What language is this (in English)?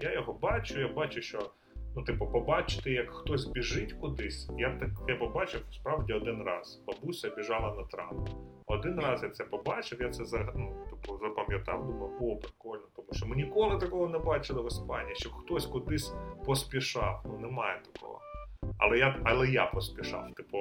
Ukrainian